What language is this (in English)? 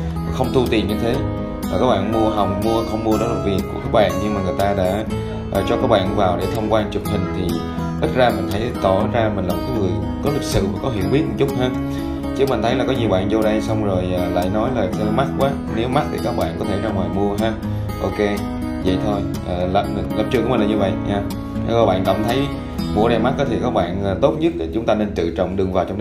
Vietnamese